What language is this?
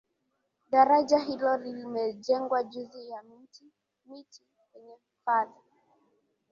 Swahili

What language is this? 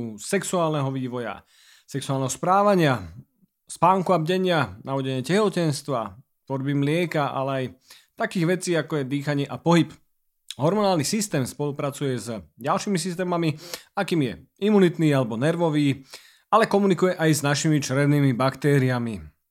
Slovak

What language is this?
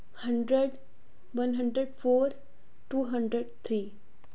Dogri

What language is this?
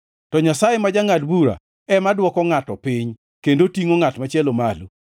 Luo (Kenya and Tanzania)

